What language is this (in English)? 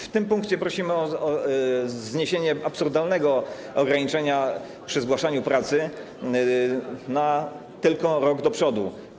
Polish